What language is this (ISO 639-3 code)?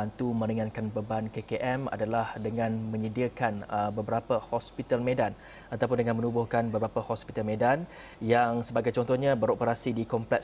msa